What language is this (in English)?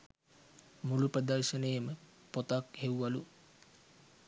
Sinhala